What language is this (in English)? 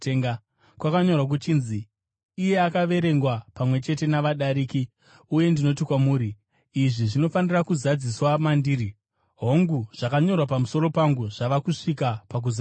Shona